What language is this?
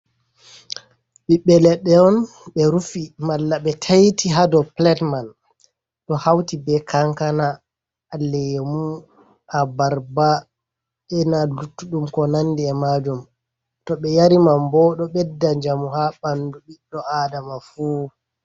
Fula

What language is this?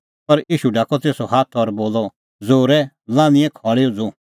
Kullu Pahari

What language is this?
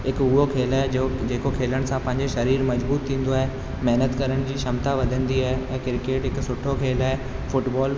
Sindhi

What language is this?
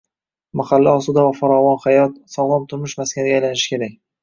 Uzbek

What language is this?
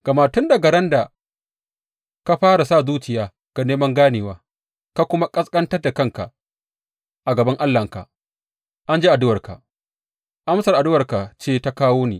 Hausa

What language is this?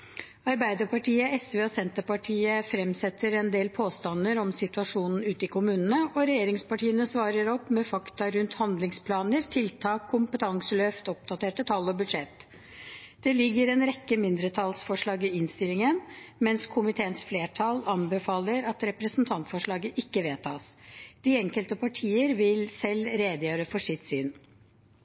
Norwegian Bokmål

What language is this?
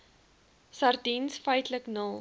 Afrikaans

